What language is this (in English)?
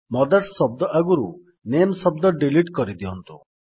Odia